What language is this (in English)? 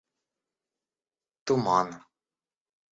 Russian